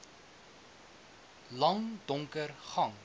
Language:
Afrikaans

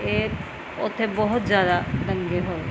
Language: Punjabi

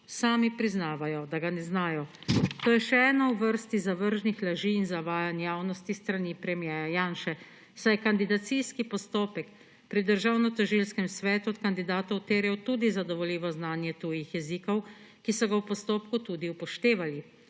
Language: Slovenian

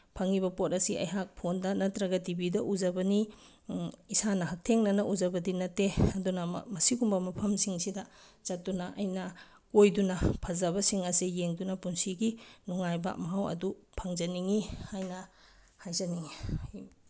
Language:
Manipuri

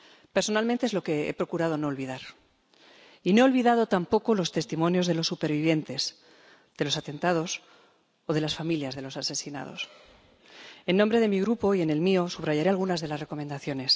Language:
Spanish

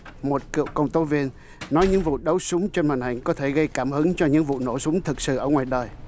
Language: Vietnamese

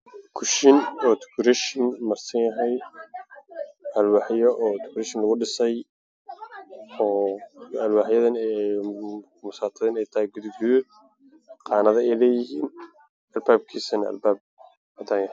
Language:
Somali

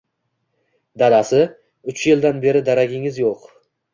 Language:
Uzbek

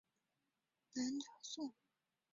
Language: Chinese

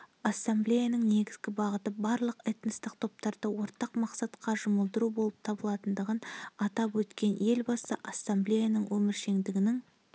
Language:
Kazakh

